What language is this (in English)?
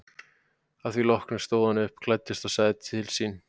Icelandic